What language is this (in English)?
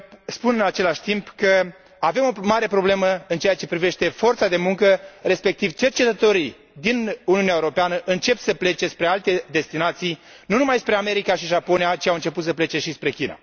Romanian